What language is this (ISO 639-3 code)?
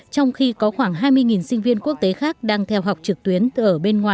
vie